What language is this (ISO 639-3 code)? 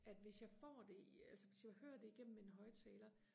dan